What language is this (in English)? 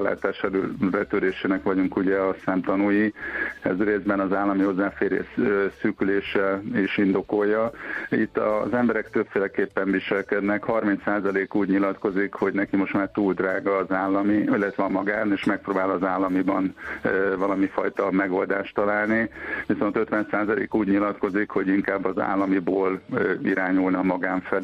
Hungarian